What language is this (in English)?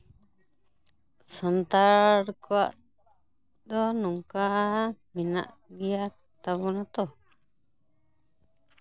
Santali